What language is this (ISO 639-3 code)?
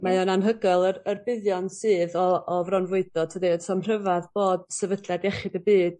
cym